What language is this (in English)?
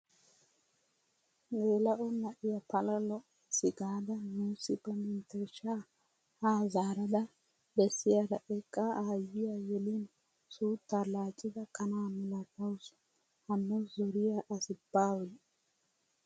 Wolaytta